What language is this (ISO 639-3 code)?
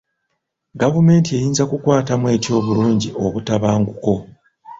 lug